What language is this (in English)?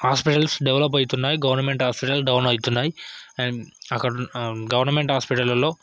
Telugu